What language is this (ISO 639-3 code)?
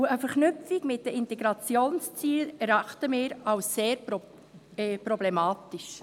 gsw